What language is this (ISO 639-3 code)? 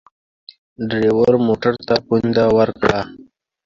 pus